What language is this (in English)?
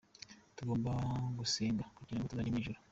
Kinyarwanda